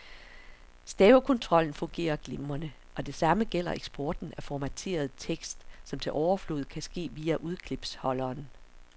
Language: Danish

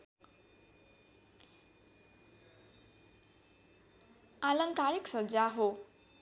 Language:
Nepali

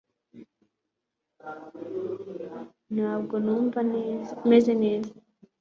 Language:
Kinyarwanda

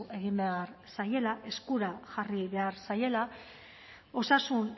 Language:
Basque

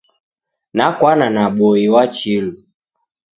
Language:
Taita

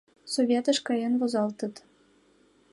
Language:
Mari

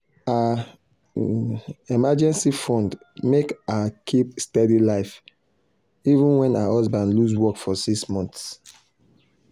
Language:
Nigerian Pidgin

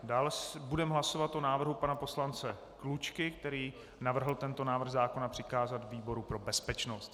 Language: Czech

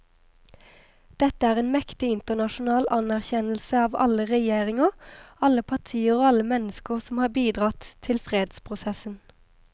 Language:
Norwegian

